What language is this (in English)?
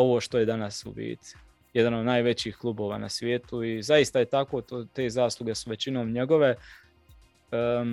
Croatian